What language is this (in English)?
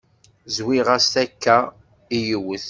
Kabyle